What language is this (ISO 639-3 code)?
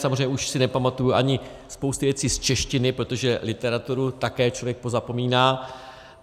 ces